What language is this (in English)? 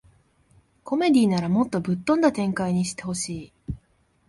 Japanese